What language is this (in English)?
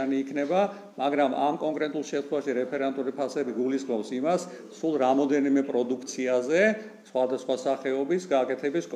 Romanian